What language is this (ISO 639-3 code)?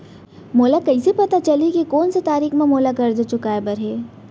hne